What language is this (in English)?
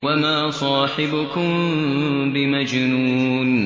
Arabic